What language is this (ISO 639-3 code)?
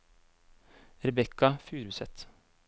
nor